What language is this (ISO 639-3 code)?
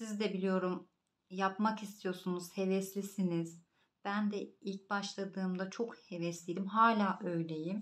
tur